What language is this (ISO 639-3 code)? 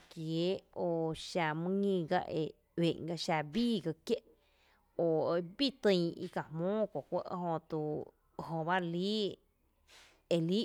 cte